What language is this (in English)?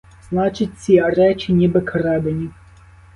Ukrainian